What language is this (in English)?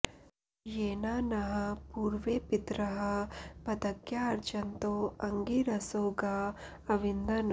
Sanskrit